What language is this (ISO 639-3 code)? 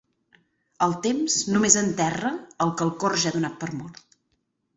cat